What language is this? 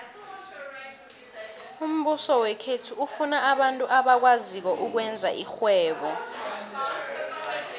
South Ndebele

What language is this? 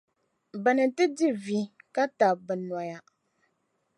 Dagbani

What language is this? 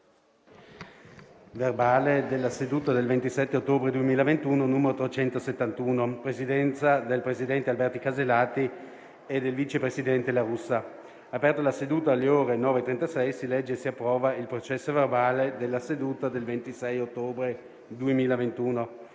Italian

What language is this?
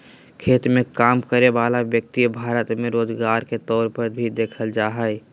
Magahi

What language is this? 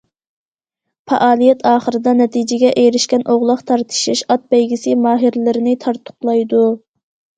Uyghur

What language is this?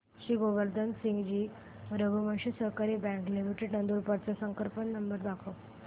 Marathi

